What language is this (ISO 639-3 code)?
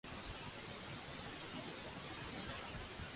cat